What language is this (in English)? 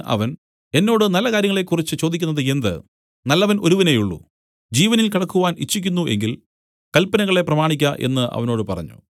Malayalam